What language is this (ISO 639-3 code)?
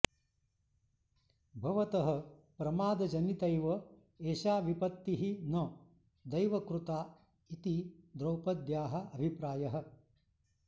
san